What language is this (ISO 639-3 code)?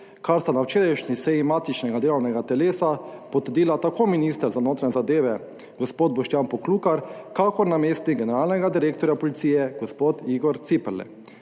slv